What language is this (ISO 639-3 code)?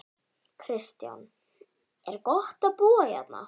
isl